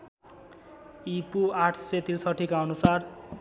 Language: Nepali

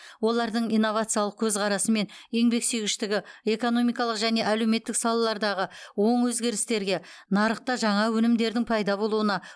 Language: Kazakh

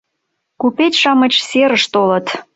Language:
Mari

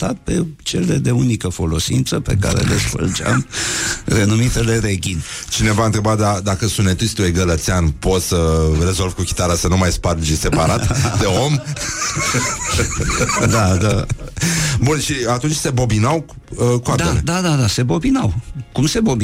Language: Romanian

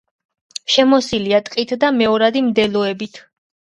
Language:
Georgian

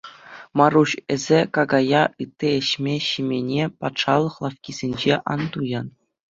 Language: Chuvash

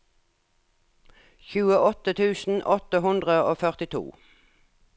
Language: Norwegian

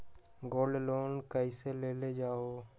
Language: Magahi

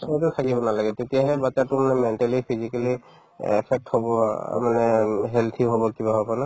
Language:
Assamese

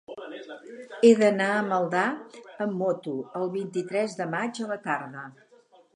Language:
Catalan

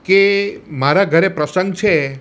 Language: Gujarati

